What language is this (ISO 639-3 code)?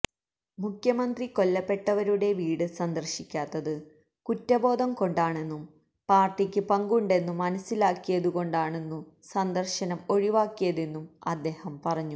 mal